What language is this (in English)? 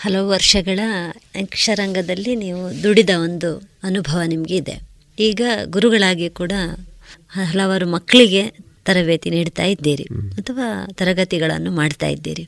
Kannada